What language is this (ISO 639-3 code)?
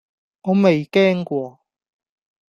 yue